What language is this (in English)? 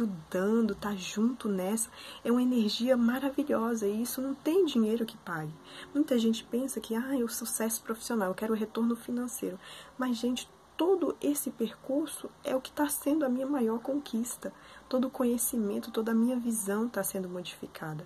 Portuguese